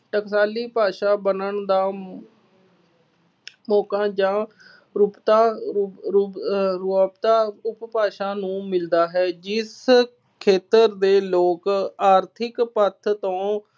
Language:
Punjabi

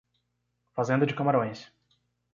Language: Portuguese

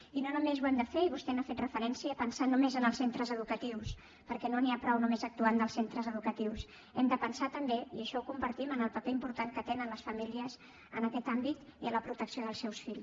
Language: Catalan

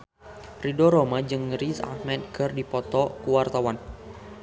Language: Sundanese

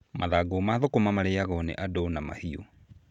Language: Kikuyu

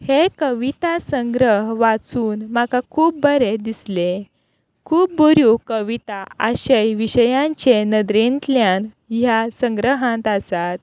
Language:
Konkani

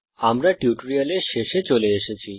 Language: Bangla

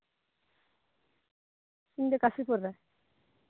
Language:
Santali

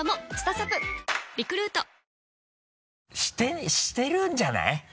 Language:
Japanese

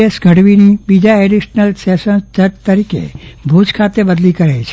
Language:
Gujarati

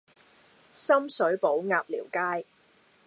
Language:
Cantonese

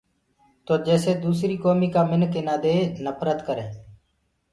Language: Gurgula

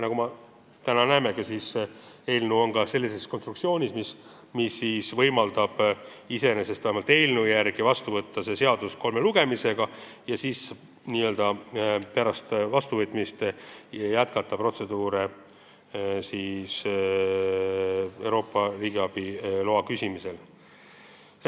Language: Estonian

